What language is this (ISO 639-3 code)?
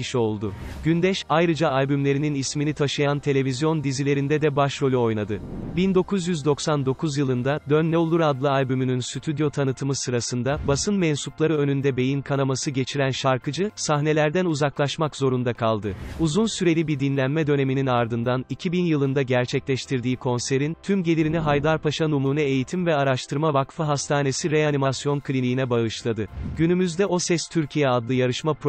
tur